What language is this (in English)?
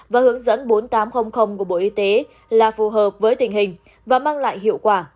Vietnamese